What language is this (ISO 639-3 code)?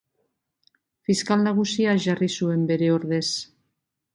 eus